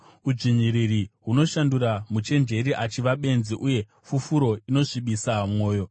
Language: Shona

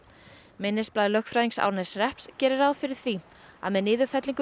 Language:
Icelandic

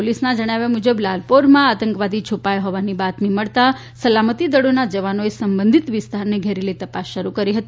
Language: Gujarati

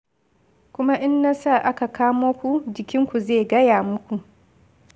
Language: Hausa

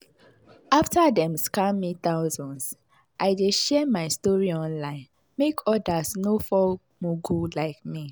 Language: Nigerian Pidgin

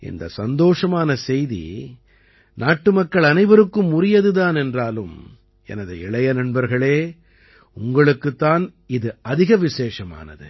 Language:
Tamil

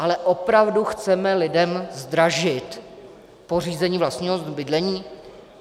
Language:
Czech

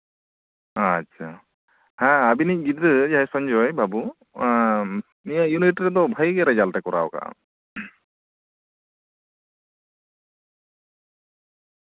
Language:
Santali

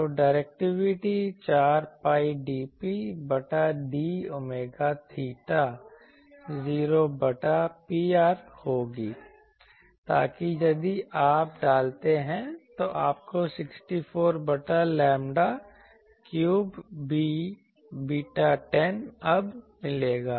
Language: Hindi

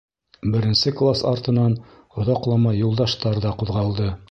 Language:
Bashkir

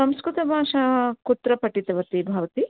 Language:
Sanskrit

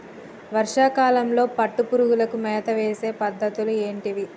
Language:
Telugu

